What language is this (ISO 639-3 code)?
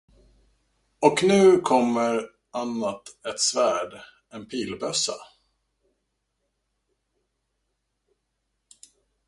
swe